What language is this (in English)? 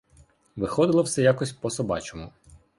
Ukrainian